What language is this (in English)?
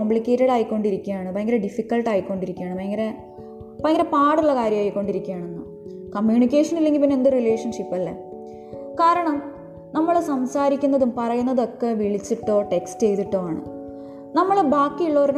Malayalam